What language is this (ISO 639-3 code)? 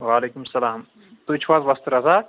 kas